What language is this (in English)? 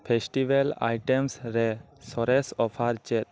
Santali